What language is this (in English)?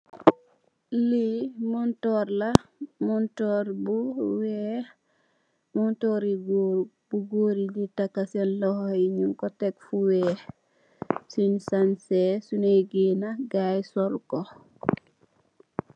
Wolof